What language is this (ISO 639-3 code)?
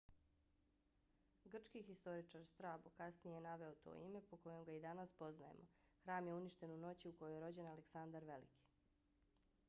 bos